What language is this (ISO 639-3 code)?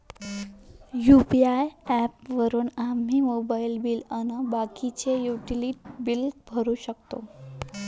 mar